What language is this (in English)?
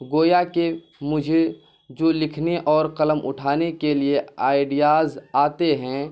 Urdu